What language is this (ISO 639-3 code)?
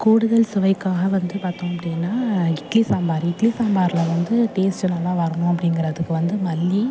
tam